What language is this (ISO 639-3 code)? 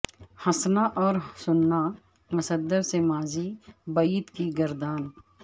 urd